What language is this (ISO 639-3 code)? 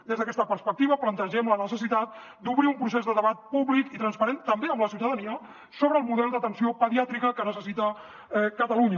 cat